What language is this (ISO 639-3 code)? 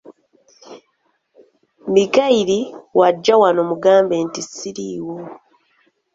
lug